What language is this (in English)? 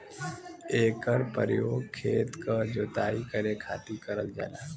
Bhojpuri